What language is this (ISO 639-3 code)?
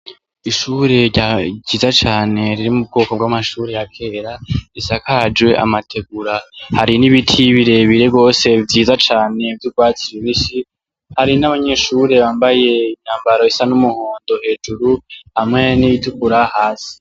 run